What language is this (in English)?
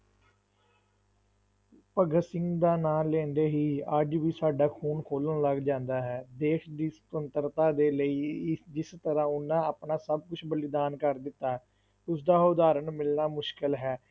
Punjabi